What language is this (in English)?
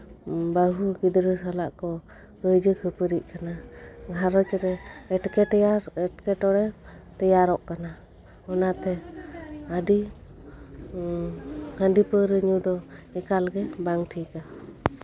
Santali